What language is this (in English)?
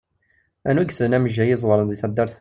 Kabyle